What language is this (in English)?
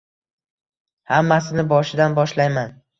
Uzbek